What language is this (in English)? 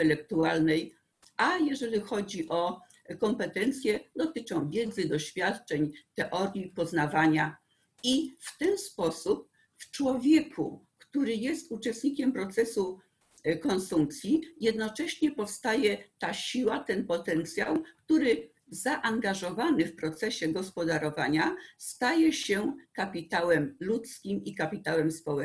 Polish